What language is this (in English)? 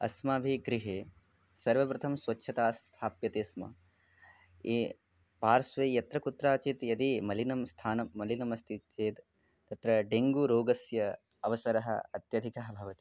Sanskrit